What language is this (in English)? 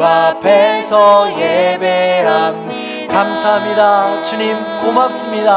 Korean